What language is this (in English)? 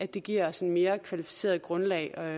Danish